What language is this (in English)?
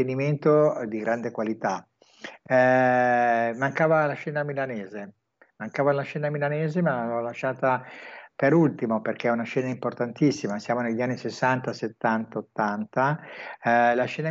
Italian